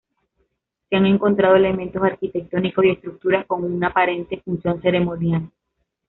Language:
Spanish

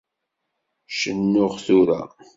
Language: Kabyle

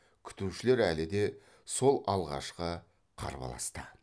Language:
Kazakh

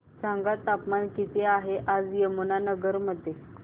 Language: Marathi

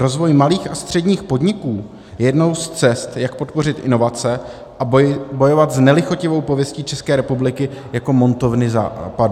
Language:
Czech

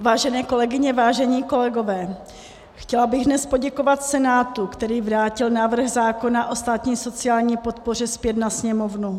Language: Czech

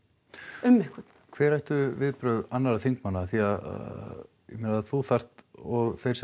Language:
Icelandic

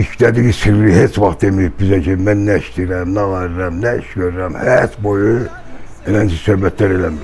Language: Turkish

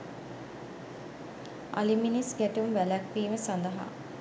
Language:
Sinhala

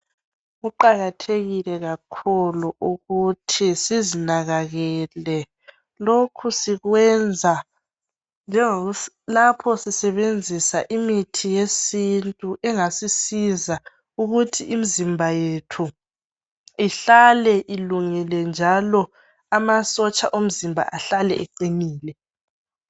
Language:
North Ndebele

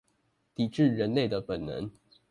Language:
Chinese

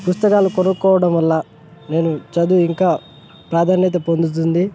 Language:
Telugu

